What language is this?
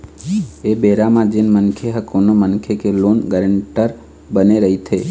Chhattisgarhi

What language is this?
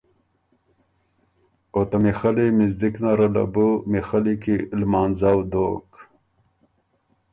Ormuri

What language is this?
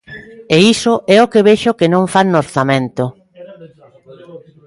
Galician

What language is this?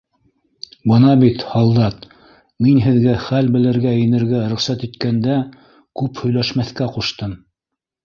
Bashkir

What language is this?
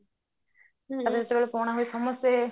Odia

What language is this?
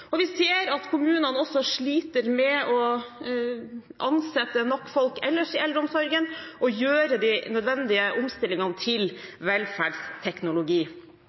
Norwegian Bokmål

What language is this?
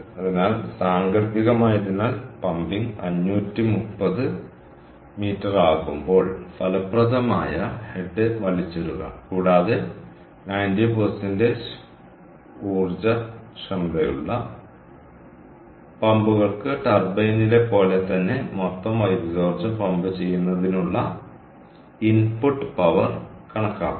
Malayalam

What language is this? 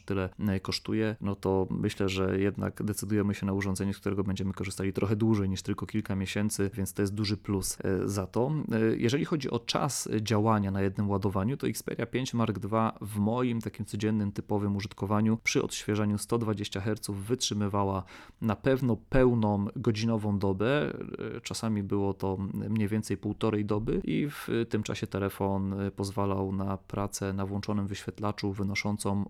Polish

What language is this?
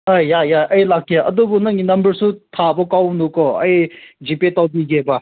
Manipuri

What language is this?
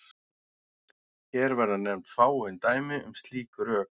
Icelandic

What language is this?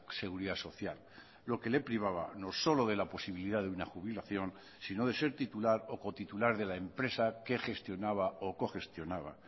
Spanish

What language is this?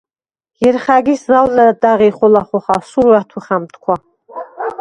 Svan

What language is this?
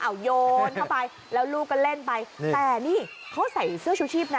Thai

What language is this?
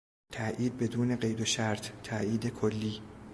Persian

